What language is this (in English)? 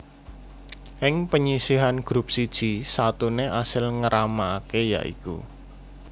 Javanese